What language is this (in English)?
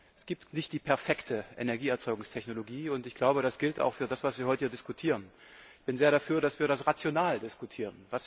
German